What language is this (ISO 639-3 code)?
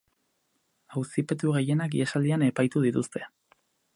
eus